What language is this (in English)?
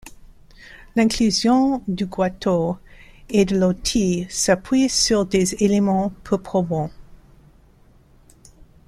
French